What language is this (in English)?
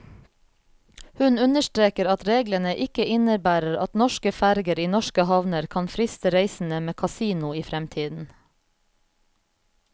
Norwegian